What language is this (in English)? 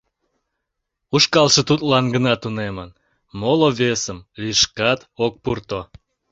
Mari